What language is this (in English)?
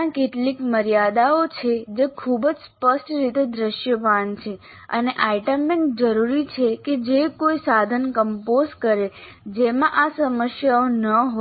Gujarati